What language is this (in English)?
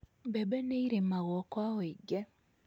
Kikuyu